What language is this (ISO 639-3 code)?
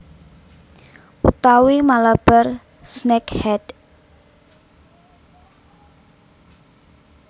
jav